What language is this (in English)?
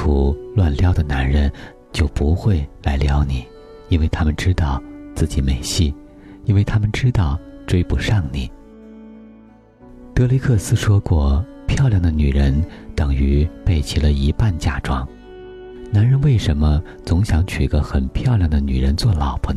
Chinese